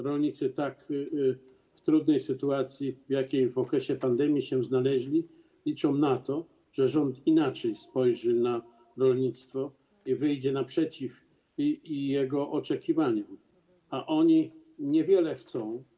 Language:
Polish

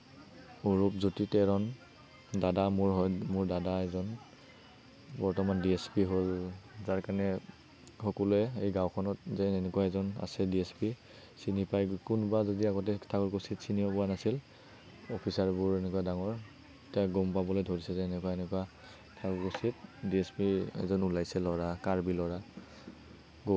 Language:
Assamese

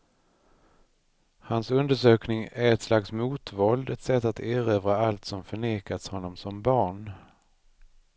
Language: Swedish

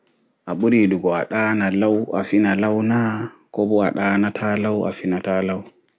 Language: Fula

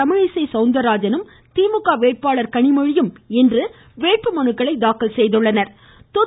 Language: Tamil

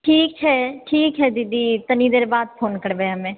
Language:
Maithili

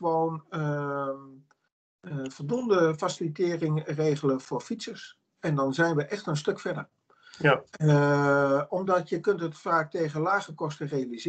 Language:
Dutch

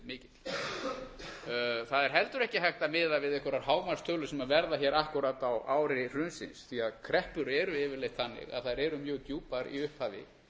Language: Icelandic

